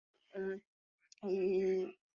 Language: Chinese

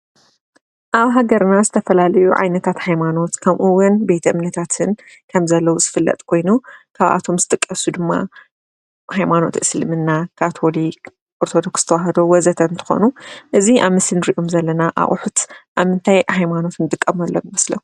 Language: Tigrinya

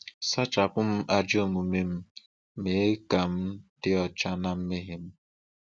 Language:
Igbo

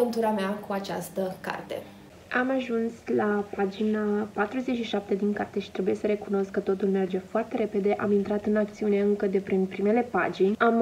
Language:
Romanian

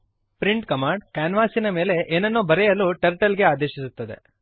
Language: Kannada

